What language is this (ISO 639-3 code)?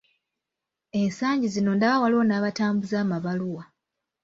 lug